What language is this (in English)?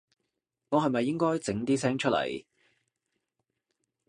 Cantonese